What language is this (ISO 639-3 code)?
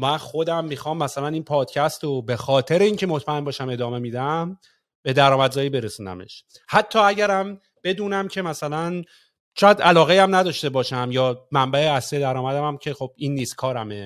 fas